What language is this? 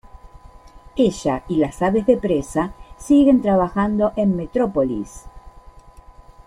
Spanish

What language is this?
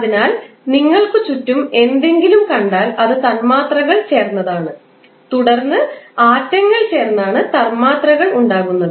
Malayalam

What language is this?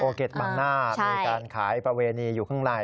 Thai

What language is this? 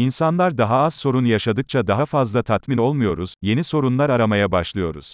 Turkish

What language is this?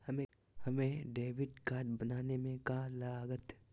Magahi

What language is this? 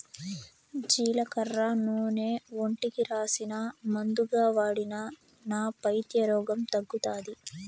Telugu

